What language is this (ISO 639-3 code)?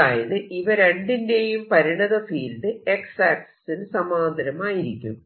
mal